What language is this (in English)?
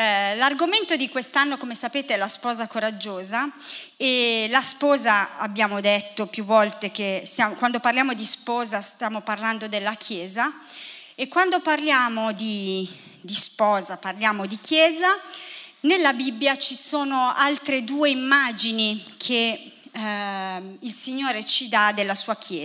Italian